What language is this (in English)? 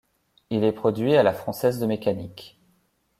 French